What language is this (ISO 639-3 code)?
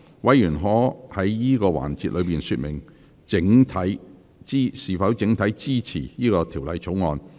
yue